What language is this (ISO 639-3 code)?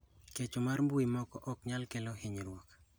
luo